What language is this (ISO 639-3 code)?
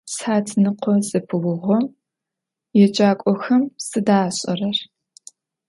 ady